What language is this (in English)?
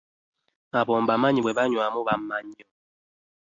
Ganda